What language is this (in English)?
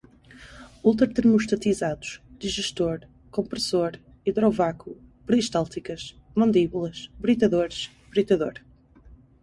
Portuguese